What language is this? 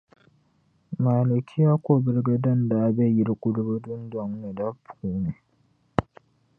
Dagbani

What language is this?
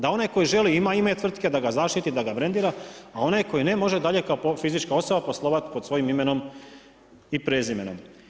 Croatian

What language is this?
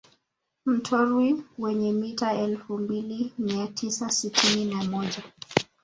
Swahili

